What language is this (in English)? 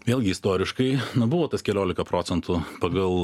Lithuanian